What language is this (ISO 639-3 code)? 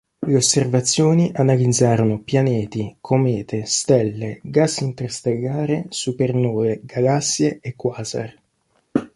ita